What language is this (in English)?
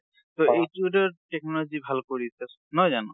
Assamese